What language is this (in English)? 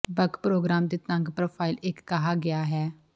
Punjabi